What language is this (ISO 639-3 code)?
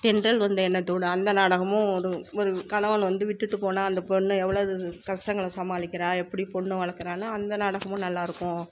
tam